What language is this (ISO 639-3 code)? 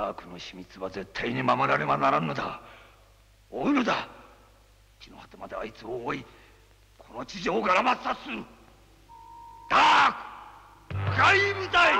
jpn